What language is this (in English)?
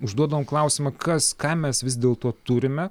Lithuanian